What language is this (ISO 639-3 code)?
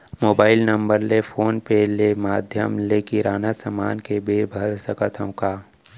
hne